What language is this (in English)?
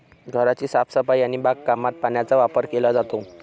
Marathi